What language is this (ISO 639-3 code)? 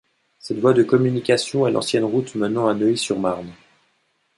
fra